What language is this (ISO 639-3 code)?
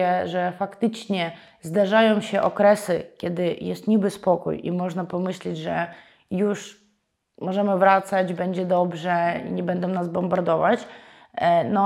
pol